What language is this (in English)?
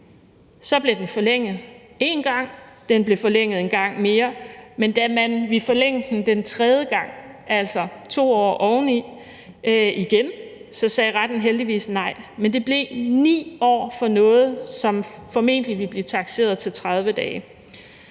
Danish